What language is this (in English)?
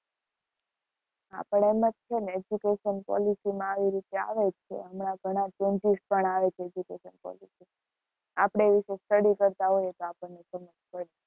Gujarati